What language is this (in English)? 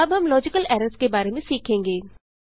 Hindi